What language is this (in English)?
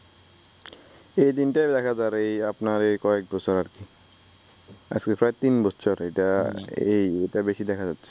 Bangla